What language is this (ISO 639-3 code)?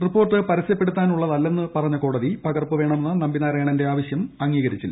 mal